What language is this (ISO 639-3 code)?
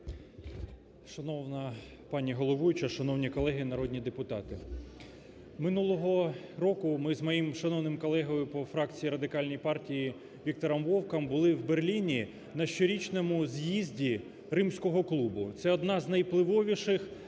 ukr